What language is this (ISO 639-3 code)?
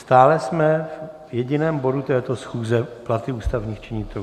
ces